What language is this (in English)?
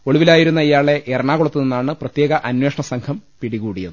Malayalam